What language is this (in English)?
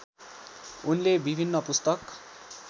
Nepali